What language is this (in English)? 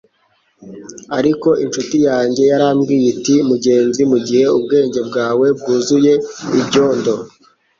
Kinyarwanda